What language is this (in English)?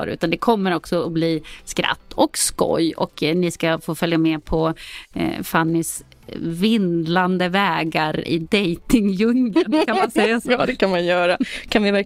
Swedish